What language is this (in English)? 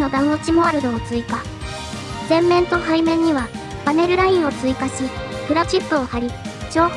Japanese